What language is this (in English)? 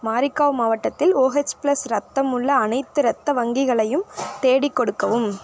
Tamil